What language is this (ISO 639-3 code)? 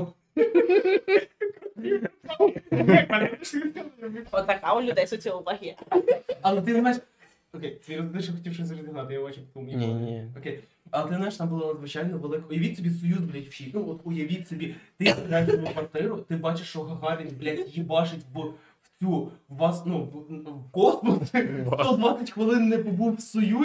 ukr